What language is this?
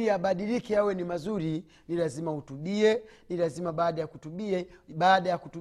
Swahili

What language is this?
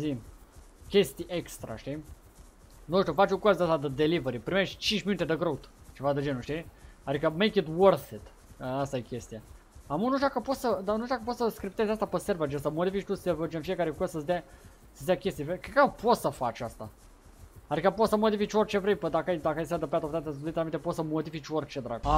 Romanian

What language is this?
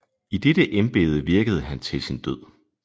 Danish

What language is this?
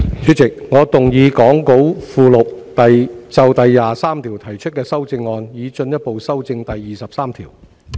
Cantonese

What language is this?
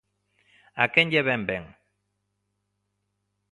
Galician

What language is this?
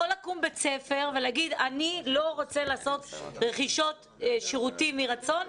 Hebrew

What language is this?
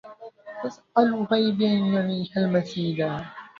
Arabic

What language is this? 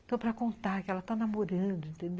Portuguese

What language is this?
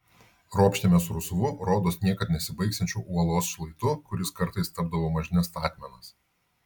Lithuanian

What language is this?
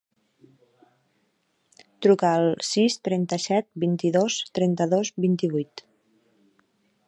Catalan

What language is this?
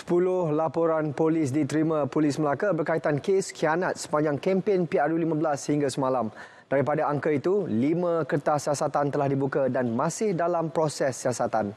Malay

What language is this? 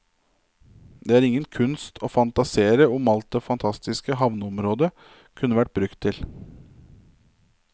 Norwegian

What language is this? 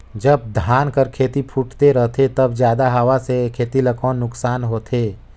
Chhattisgarhi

